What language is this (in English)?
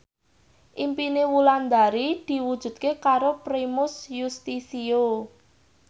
Javanese